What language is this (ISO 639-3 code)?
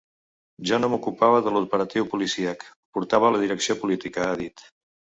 cat